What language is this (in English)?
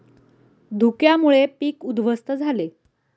Marathi